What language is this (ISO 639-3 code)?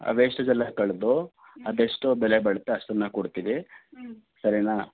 kan